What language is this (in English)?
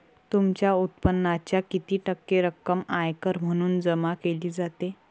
Marathi